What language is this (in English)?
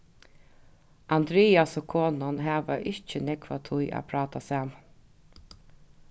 Faroese